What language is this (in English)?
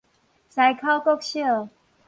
Min Nan Chinese